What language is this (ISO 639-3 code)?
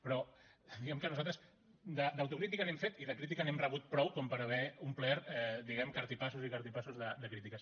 cat